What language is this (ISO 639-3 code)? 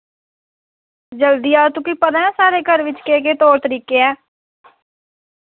doi